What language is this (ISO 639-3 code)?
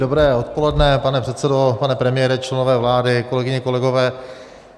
ces